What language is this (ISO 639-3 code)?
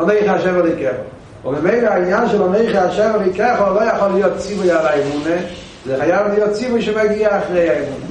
heb